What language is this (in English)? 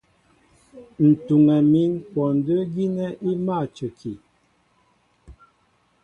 Mbo (Cameroon)